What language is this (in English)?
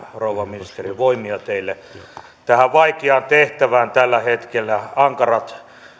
Finnish